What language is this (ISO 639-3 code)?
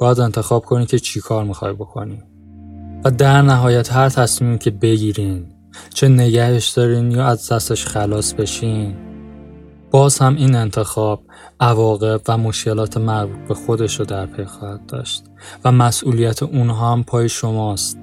fas